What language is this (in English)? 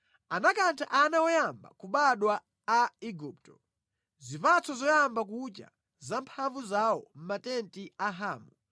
Nyanja